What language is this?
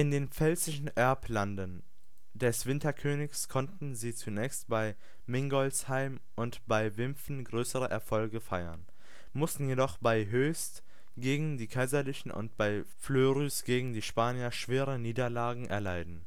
German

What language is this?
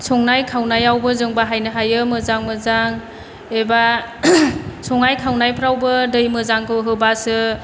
Bodo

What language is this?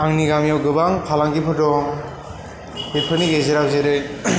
Bodo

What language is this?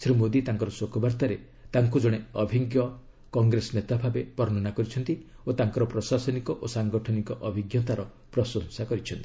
Odia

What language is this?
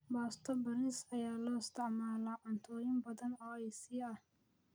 Somali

